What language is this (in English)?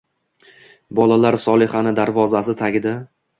Uzbek